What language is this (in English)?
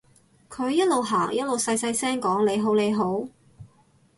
Cantonese